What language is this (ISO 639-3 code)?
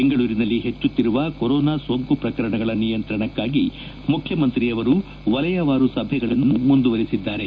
kan